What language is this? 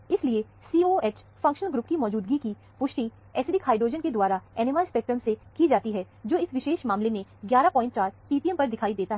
Hindi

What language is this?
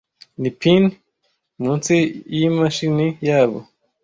Kinyarwanda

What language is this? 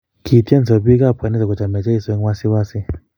Kalenjin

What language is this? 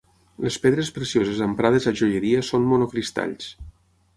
Catalan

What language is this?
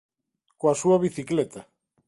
Galician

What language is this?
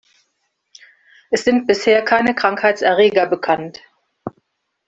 German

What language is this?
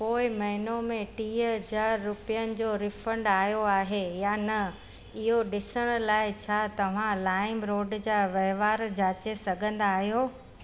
Sindhi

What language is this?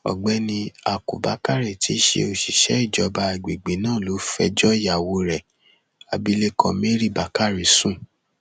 Yoruba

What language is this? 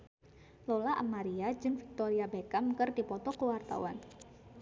Sundanese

